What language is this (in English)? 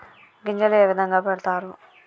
Telugu